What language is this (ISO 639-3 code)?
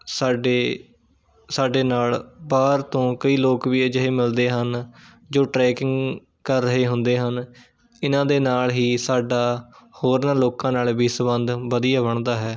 pan